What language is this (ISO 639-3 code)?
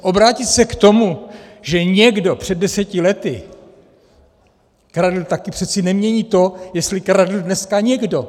ces